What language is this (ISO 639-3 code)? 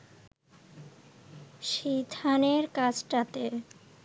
ben